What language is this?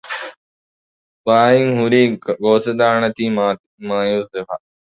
Divehi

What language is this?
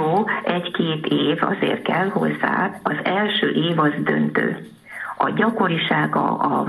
Hungarian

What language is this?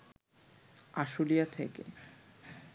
Bangla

